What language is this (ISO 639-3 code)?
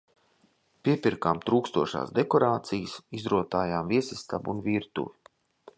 lav